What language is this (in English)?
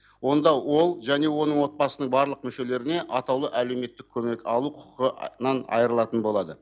Kazakh